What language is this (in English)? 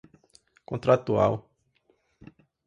Portuguese